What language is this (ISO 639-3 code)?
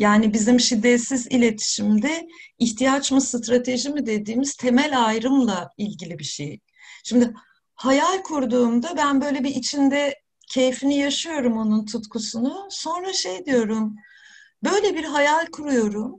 tur